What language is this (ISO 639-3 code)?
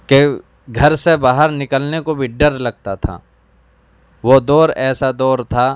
urd